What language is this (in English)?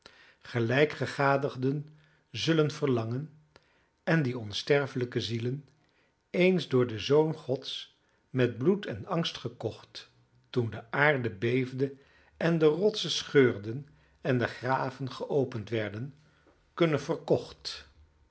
Dutch